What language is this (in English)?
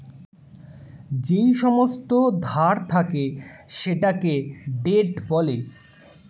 Bangla